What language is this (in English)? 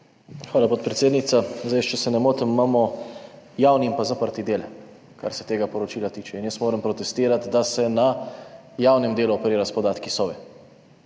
Slovenian